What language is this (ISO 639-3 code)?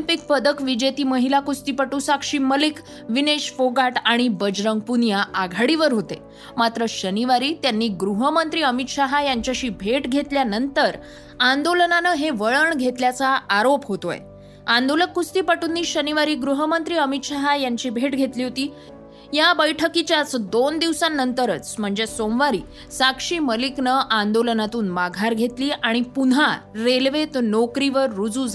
mar